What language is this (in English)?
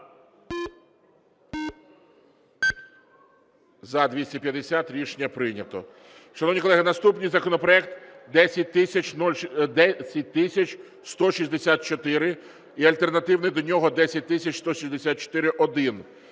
Ukrainian